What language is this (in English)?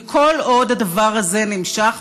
Hebrew